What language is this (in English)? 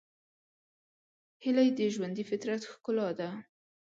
Pashto